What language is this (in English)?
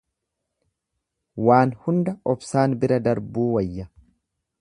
Oromo